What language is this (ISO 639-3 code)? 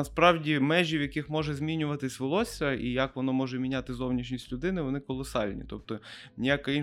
ukr